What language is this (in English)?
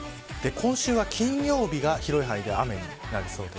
Japanese